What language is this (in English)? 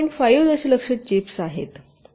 Marathi